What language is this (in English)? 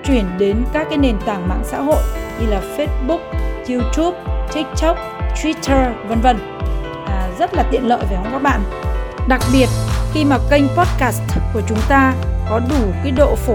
Vietnamese